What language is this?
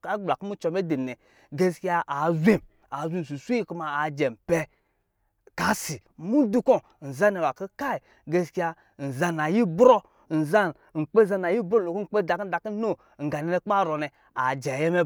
Lijili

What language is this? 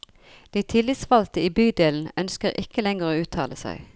Norwegian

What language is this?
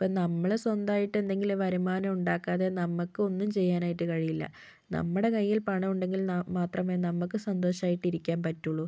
Malayalam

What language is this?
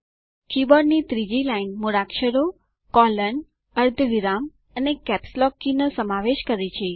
Gujarati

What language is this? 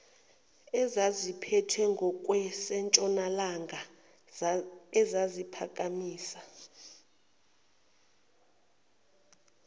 Zulu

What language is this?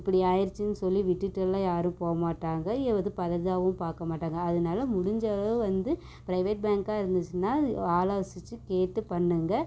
Tamil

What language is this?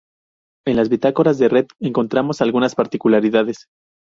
Spanish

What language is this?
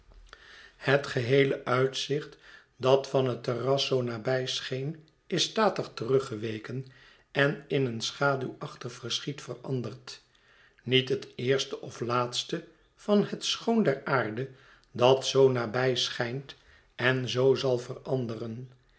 Dutch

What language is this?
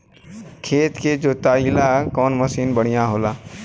Bhojpuri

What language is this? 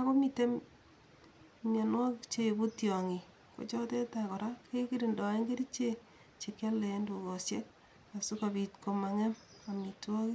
Kalenjin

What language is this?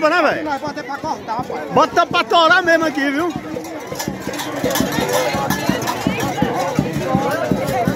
Portuguese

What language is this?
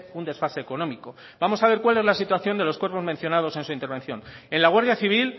Spanish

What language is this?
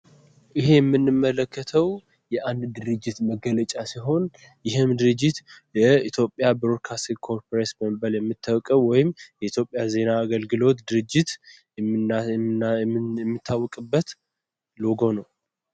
Amharic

